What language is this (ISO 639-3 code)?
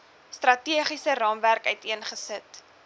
afr